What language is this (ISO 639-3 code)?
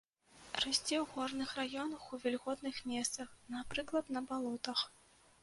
bel